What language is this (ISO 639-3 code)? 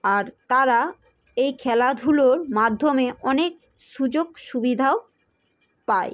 ben